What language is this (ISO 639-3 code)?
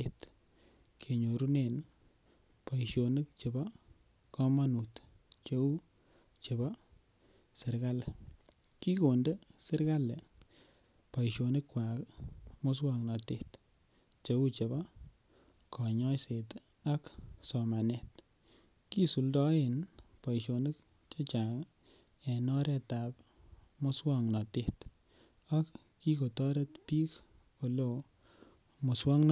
kln